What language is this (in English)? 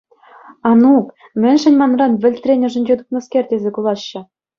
Chuvash